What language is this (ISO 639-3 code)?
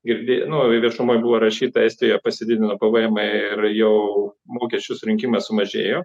lit